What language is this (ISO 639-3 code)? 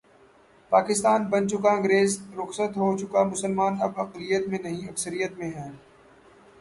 urd